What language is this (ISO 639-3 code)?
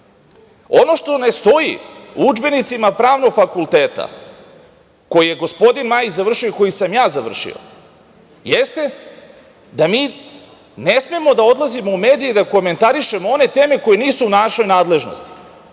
srp